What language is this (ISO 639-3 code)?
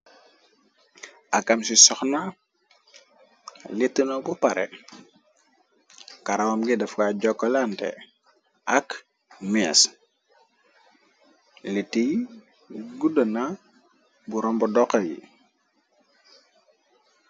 wol